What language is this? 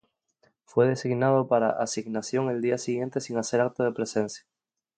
Spanish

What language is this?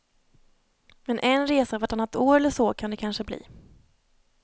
Swedish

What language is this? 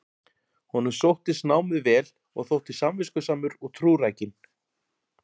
Icelandic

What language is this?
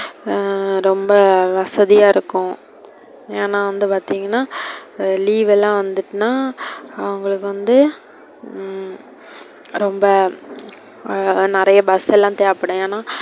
Tamil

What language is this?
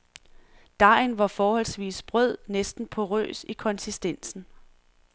Danish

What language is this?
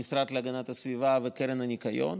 Hebrew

